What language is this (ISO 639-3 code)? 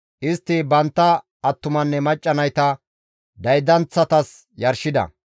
gmv